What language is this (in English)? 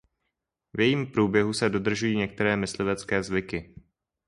Czech